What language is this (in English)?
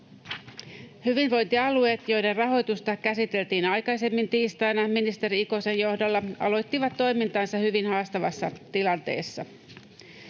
Finnish